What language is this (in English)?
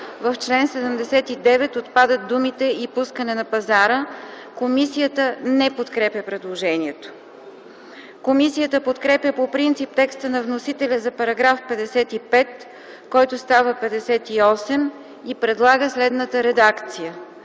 Bulgarian